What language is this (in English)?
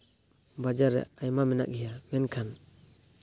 Santali